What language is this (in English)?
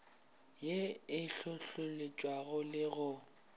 Northern Sotho